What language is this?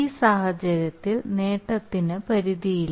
Malayalam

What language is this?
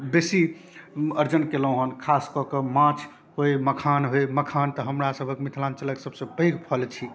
Maithili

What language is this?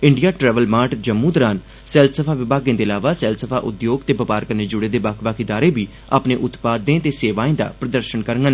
Dogri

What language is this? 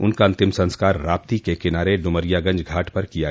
Hindi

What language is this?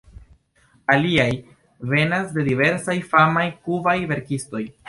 Esperanto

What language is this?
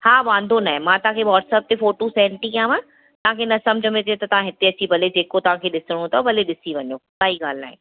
Sindhi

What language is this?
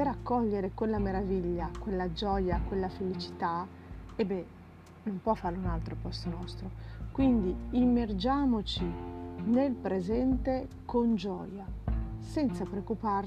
Italian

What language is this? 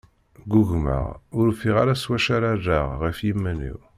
Kabyle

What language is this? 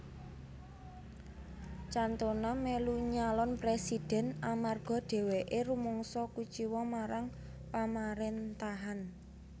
Javanese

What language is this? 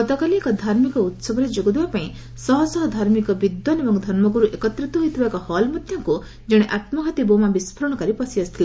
Odia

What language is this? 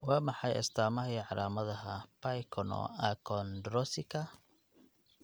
Somali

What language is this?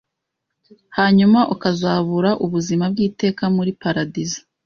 Kinyarwanda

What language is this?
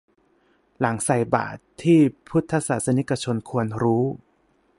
Thai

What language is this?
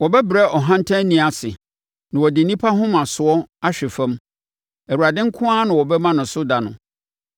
Akan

